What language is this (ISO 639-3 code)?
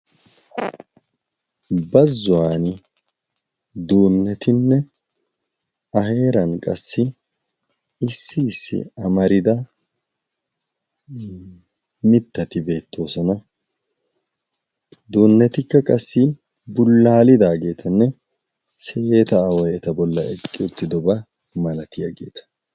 wal